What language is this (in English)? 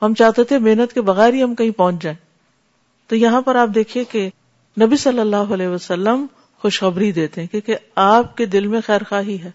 Urdu